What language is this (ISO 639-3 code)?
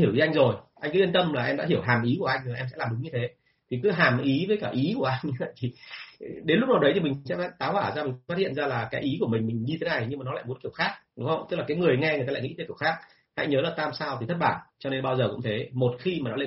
vie